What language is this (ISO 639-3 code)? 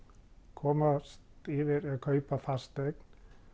isl